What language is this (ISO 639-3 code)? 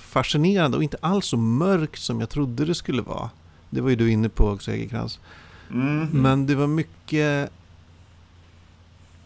swe